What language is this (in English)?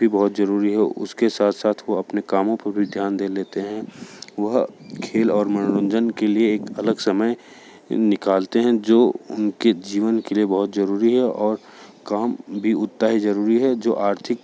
Hindi